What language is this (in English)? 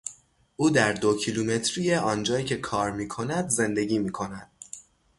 Persian